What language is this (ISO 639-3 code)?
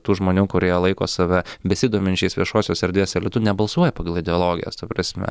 lit